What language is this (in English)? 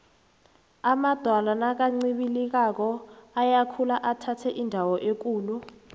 South Ndebele